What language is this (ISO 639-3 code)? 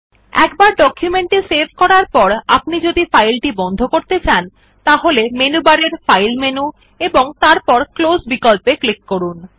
ben